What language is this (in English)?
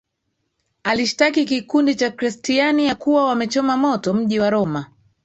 Swahili